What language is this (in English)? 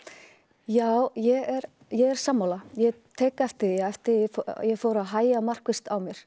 Icelandic